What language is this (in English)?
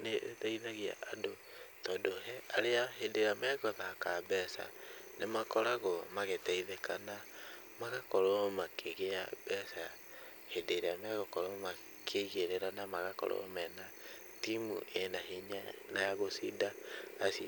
Kikuyu